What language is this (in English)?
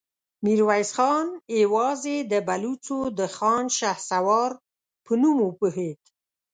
Pashto